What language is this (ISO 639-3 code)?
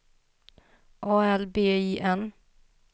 swe